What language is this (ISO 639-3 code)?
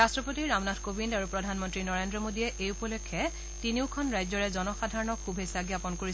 asm